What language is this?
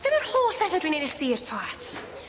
Welsh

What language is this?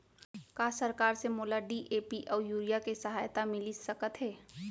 Chhattisgarhi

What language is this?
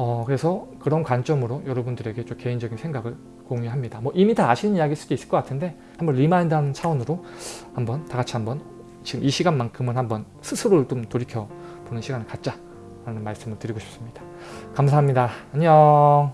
Korean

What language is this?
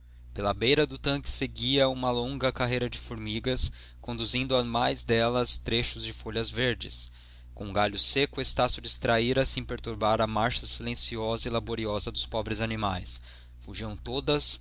Portuguese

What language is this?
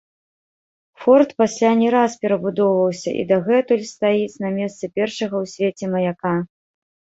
Belarusian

